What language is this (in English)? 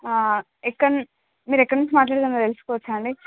Telugu